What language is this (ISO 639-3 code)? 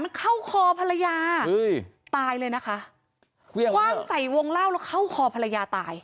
tha